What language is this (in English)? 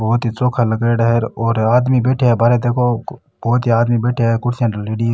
Rajasthani